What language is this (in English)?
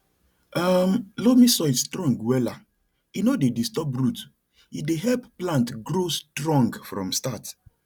Nigerian Pidgin